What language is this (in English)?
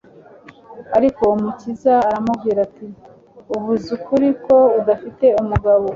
Kinyarwanda